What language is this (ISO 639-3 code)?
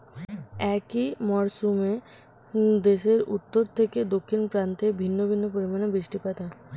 ben